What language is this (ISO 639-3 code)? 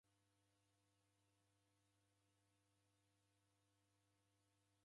dav